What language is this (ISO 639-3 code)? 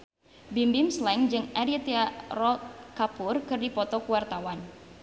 sun